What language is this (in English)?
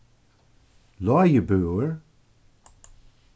Faroese